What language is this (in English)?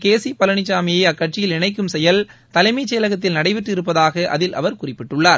Tamil